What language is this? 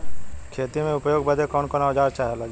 Bhojpuri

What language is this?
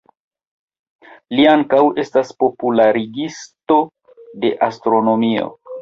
Esperanto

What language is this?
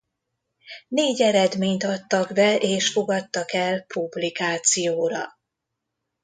Hungarian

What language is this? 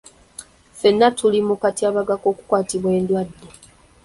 Ganda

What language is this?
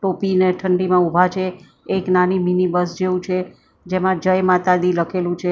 Gujarati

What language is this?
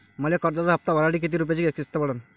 Marathi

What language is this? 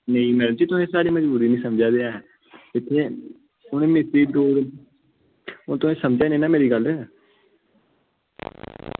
Dogri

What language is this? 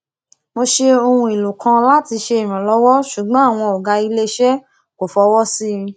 Yoruba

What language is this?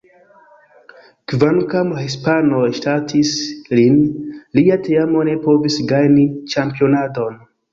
Esperanto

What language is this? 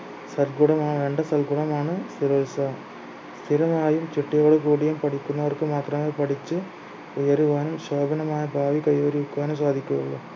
Malayalam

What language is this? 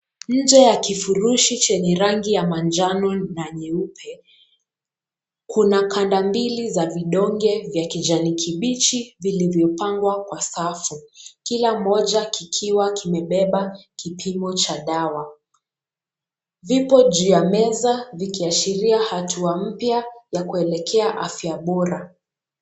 Swahili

